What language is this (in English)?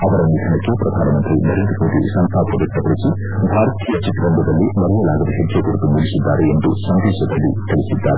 Kannada